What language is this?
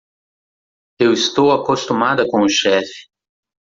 Portuguese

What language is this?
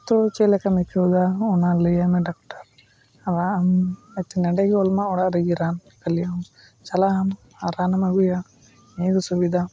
Santali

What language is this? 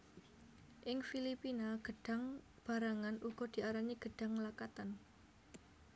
Javanese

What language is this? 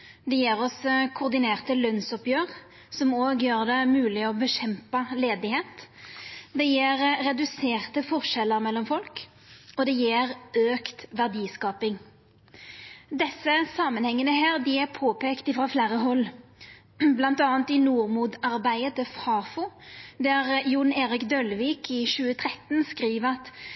Norwegian Nynorsk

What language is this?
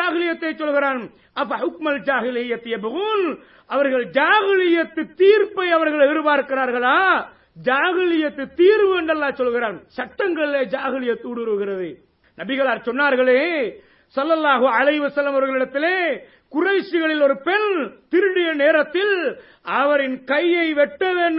Tamil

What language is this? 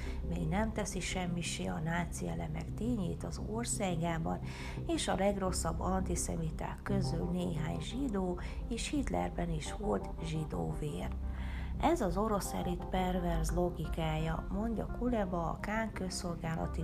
Hungarian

